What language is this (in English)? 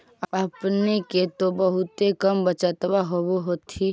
Magahi